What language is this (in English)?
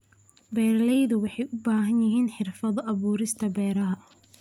Somali